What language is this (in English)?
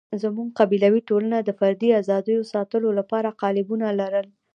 Pashto